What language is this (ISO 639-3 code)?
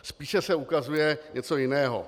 ces